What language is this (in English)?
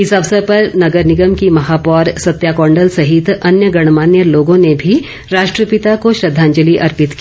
Hindi